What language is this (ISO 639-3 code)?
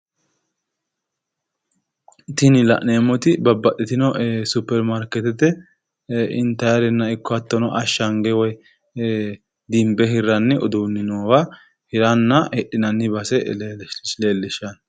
sid